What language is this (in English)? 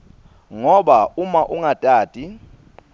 Swati